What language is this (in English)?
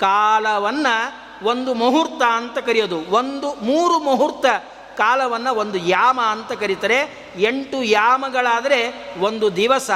Kannada